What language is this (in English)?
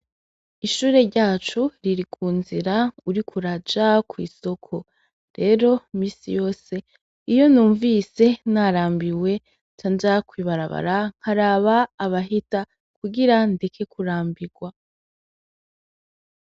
Rundi